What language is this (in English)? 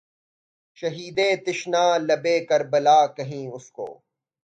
Urdu